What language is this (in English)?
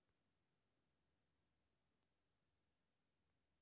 Maithili